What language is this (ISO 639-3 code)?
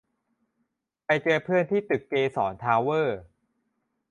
tha